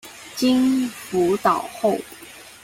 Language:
Chinese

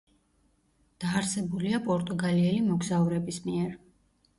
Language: Georgian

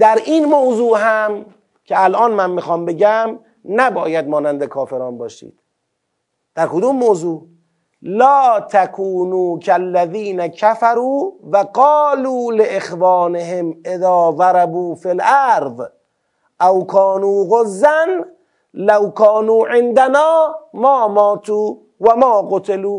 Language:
Persian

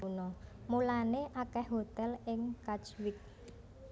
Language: Javanese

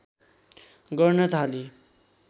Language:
Nepali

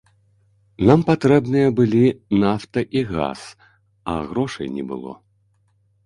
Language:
Belarusian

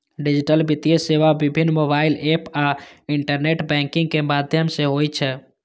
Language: Maithili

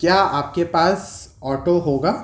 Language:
Urdu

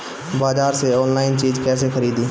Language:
Bhojpuri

